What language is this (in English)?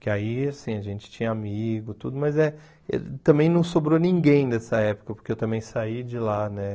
Portuguese